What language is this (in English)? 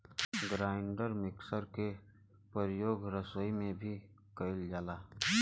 Bhojpuri